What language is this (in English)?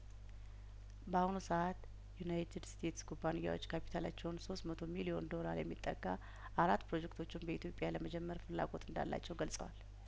Amharic